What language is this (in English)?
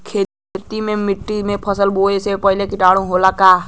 Bhojpuri